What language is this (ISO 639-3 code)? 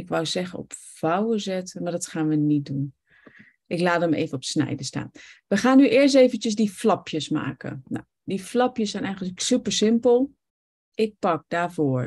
nld